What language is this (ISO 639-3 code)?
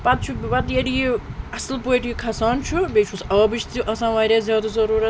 kas